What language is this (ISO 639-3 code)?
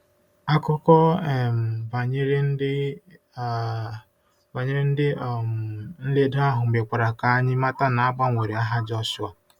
ibo